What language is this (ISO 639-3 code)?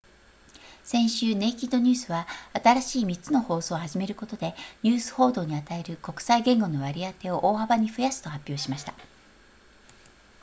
jpn